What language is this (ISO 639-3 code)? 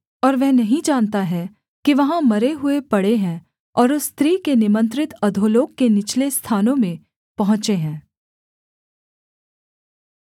hin